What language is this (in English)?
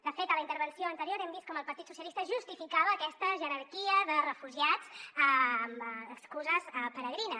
Catalan